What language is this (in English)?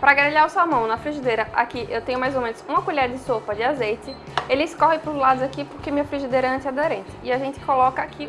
Portuguese